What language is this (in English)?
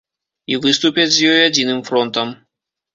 Belarusian